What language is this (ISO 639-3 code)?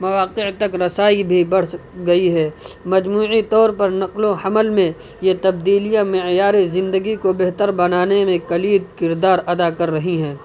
urd